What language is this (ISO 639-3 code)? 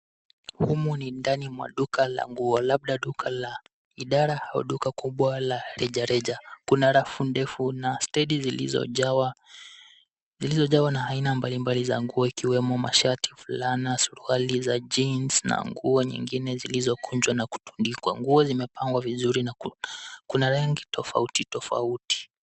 swa